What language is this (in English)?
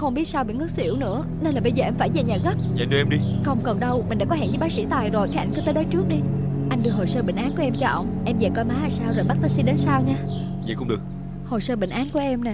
Vietnamese